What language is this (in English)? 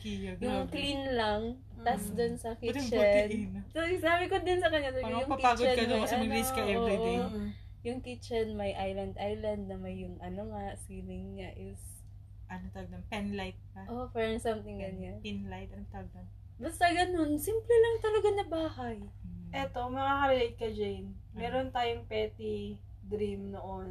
Filipino